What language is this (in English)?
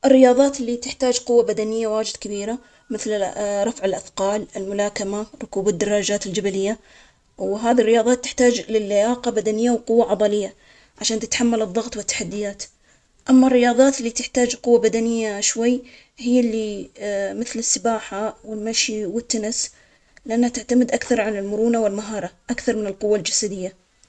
Omani Arabic